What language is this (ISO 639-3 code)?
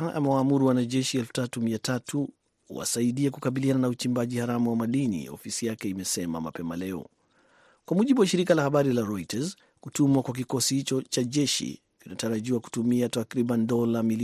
swa